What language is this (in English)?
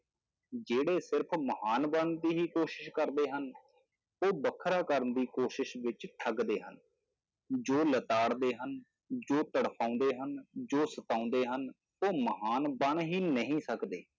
Punjabi